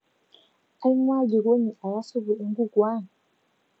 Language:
Masai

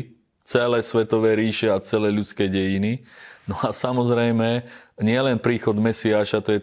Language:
Slovak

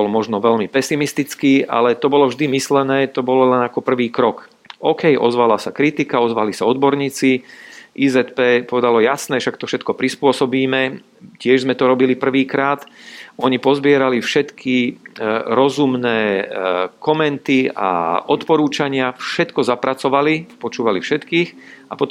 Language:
Slovak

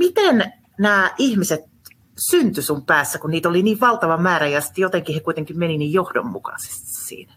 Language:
Finnish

